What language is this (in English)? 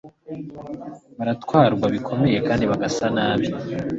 Kinyarwanda